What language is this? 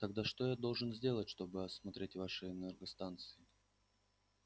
Russian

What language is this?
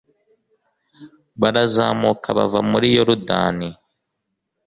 Kinyarwanda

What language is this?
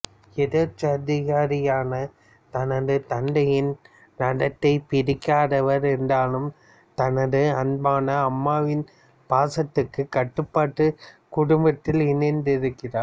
Tamil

